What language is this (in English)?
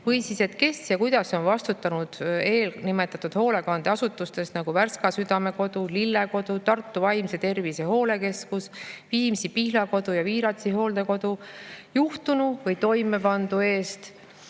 Estonian